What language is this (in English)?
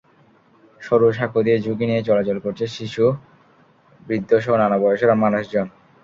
Bangla